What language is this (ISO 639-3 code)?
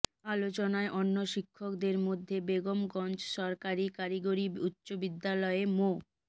ben